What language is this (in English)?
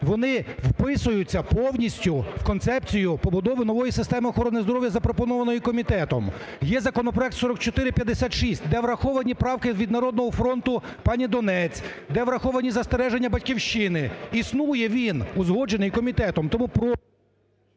Ukrainian